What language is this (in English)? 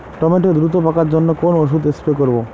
Bangla